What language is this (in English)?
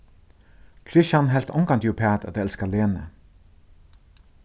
Faroese